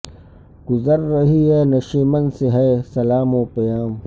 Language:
Urdu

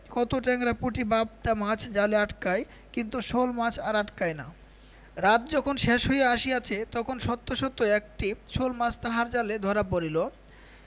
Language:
Bangla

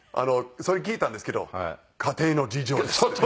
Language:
Japanese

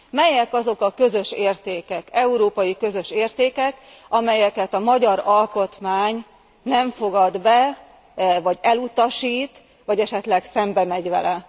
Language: Hungarian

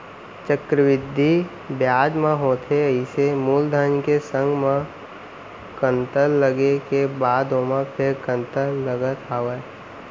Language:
Chhattisgarhi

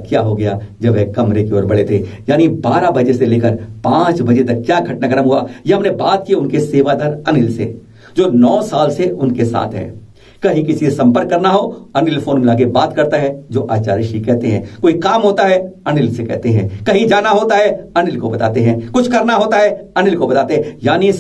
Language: Hindi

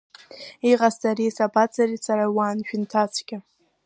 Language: Abkhazian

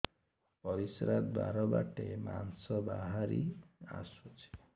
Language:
Odia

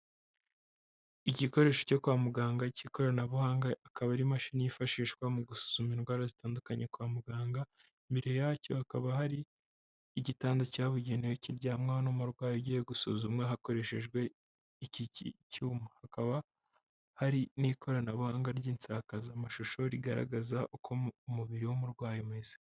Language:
Kinyarwanda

